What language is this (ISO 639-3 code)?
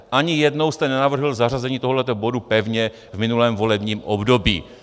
ces